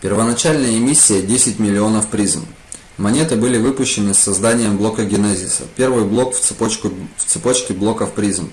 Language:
Russian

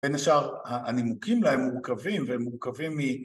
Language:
Hebrew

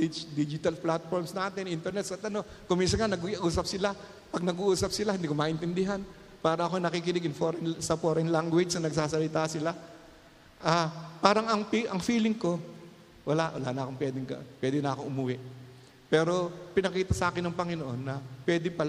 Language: Filipino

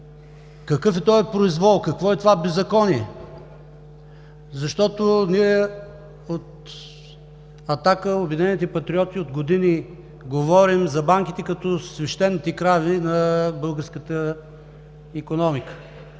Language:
Bulgarian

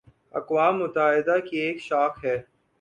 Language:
Urdu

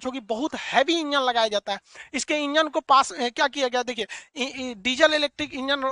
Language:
Hindi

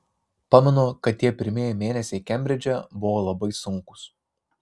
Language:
Lithuanian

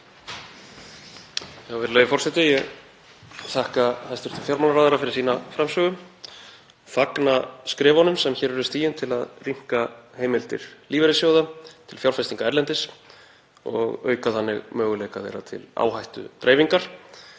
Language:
Icelandic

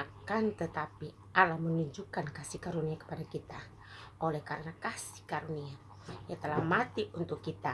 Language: Indonesian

